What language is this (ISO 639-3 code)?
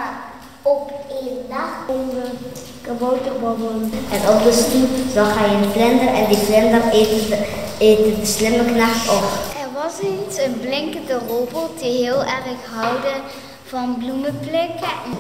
nld